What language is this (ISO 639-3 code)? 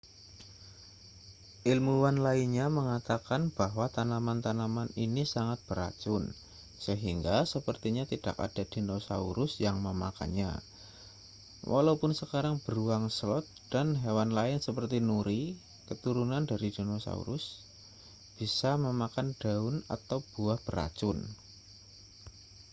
ind